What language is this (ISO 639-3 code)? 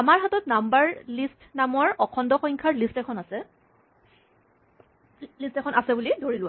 asm